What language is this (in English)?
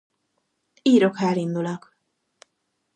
Hungarian